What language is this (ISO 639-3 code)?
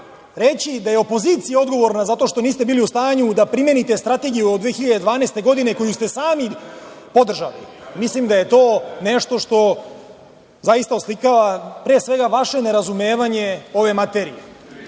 srp